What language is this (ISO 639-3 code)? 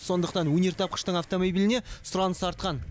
kaz